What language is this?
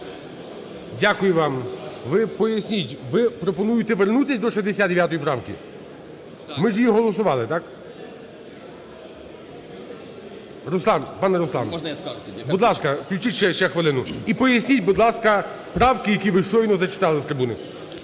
Ukrainian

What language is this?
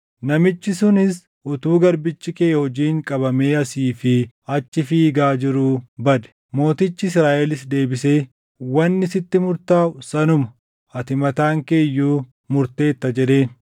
Oromo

